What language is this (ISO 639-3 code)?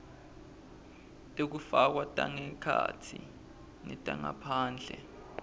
ssw